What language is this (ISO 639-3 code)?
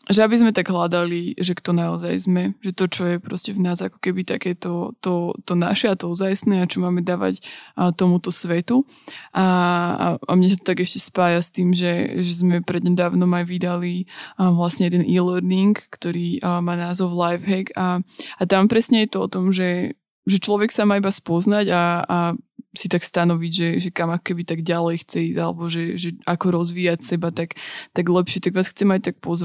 slk